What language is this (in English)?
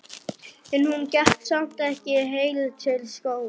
Icelandic